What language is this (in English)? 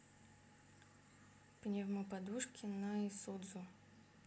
Russian